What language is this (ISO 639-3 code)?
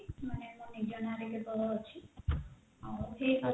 ori